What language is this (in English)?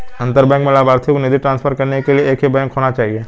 Hindi